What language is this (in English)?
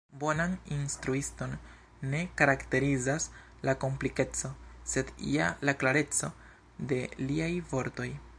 Esperanto